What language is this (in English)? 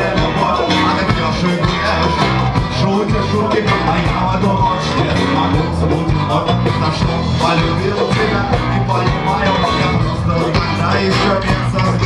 Ukrainian